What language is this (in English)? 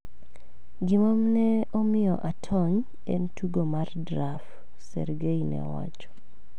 Luo (Kenya and Tanzania)